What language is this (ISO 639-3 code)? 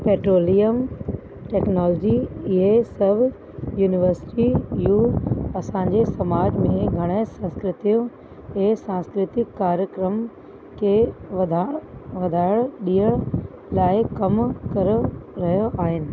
snd